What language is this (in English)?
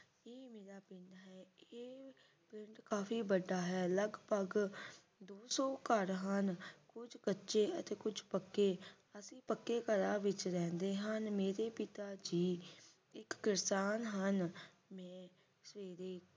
Punjabi